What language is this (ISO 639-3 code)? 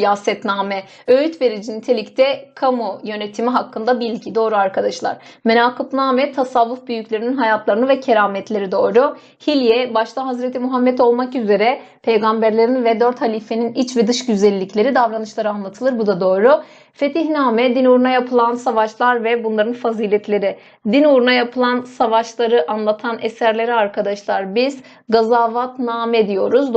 tur